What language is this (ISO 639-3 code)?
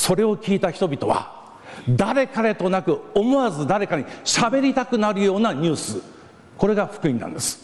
jpn